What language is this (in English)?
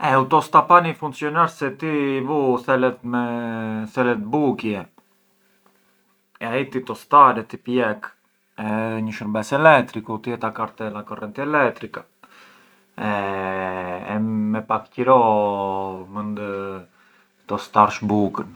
Arbëreshë Albanian